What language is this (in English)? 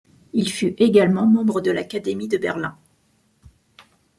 French